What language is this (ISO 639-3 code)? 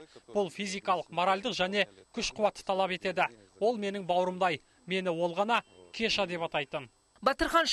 tur